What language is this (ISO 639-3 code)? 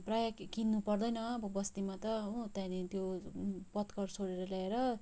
nep